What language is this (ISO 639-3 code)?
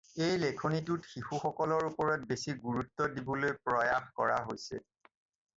asm